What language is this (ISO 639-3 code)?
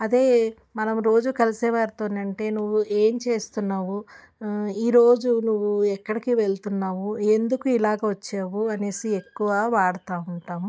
tel